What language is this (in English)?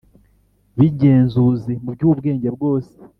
Kinyarwanda